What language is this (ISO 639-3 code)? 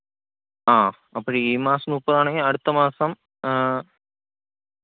mal